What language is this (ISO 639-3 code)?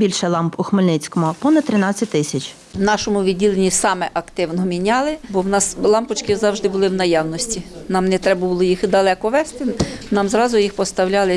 ukr